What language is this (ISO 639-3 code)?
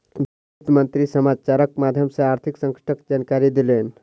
mai